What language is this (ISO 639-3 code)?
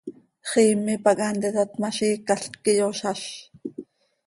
sei